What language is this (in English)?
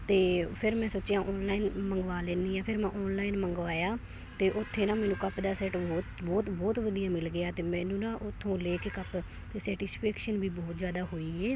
Punjabi